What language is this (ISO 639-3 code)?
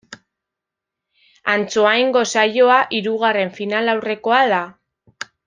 eus